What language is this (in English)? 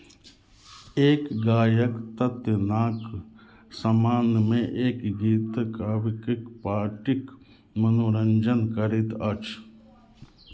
Maithili